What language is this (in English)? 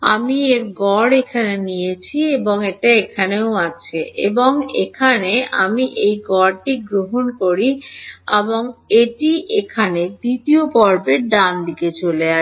Bangla